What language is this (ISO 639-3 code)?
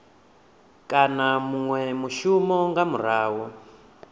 ven